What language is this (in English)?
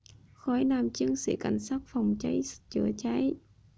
Vietnamese